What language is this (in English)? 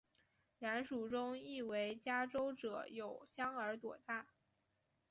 Chinese